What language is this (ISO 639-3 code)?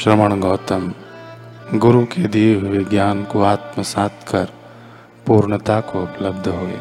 hin